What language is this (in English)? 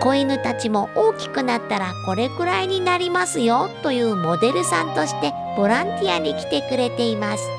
Japanese